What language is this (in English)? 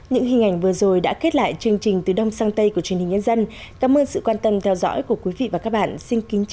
Vietnamese